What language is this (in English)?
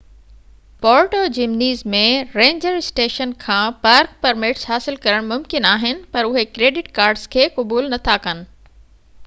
Sindhi